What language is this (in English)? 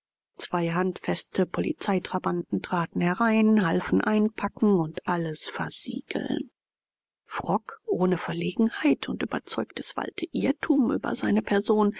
German